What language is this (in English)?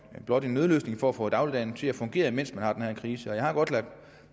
Danish